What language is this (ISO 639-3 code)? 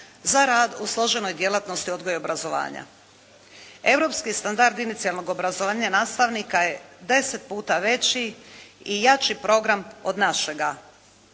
hrv